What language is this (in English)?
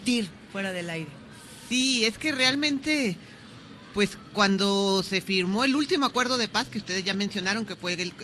Spanish